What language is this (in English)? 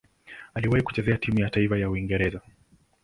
Swahili